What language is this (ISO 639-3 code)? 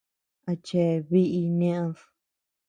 cux